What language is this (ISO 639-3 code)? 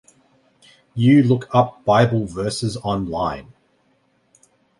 eng